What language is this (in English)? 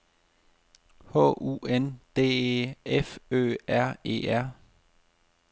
Danish